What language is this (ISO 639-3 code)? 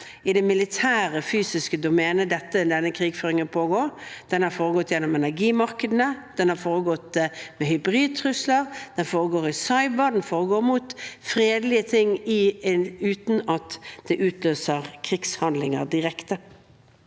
nor